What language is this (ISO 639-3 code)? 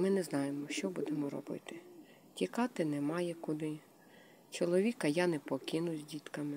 ukr